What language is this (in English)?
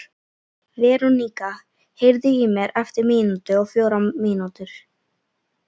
Icelandic